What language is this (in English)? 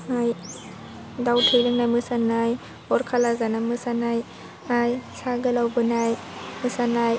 Bodo